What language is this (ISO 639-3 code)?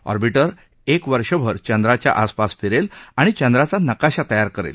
mar